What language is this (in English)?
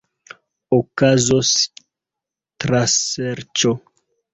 Esperanto